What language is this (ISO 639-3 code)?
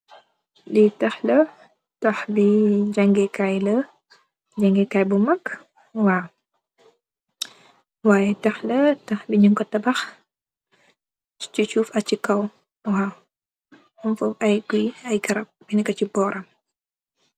wol